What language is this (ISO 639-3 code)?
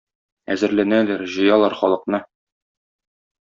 tat